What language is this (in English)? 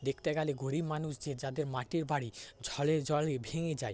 Bangla